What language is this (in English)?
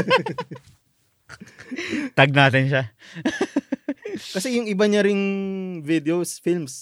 Filipino